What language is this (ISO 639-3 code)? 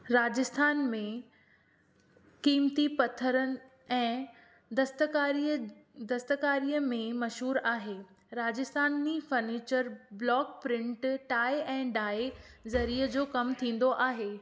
snd